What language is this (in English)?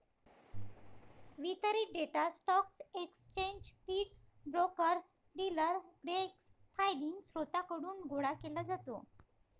Marathi